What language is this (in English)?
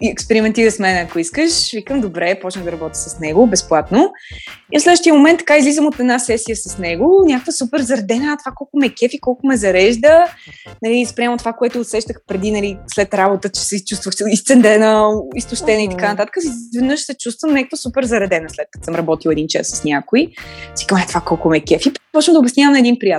Bulgarian